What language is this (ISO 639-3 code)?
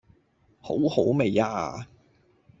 yue